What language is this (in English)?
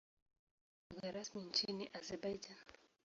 Swahili